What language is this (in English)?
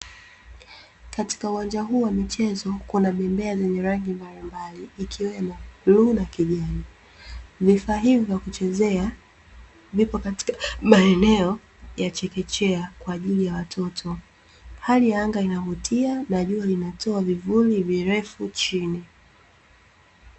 Swahili